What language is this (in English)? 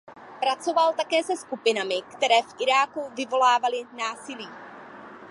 Czech